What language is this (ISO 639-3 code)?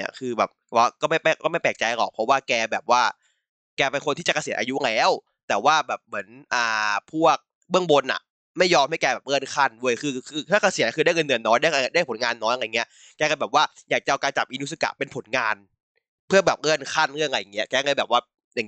tha